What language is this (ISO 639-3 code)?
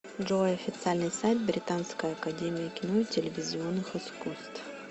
rus